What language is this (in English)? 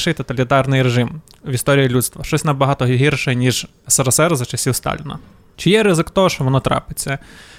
Ukrainian